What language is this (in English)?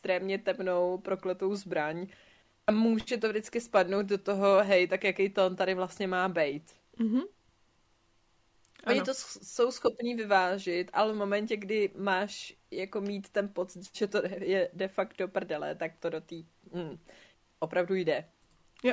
Czech